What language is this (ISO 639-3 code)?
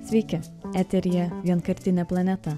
lit